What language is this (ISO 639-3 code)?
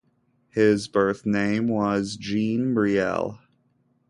eng